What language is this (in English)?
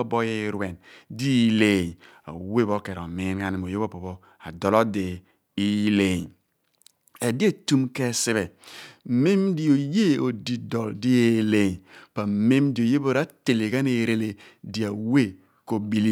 Abua